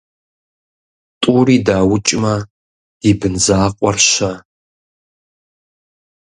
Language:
Kabardian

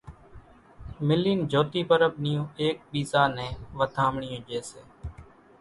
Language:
Kachi Koli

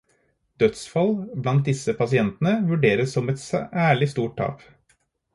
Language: Norwegian Bokmål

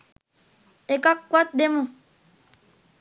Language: Sinhala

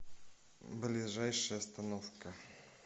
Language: Russian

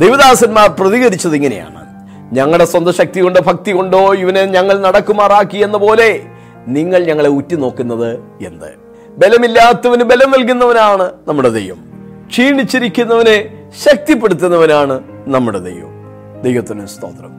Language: Malayalam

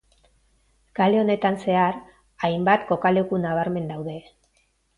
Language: Basque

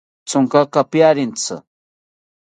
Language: South Ucayali Ashéninka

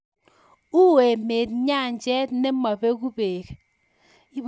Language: Kalenjin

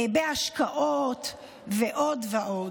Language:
Hebrew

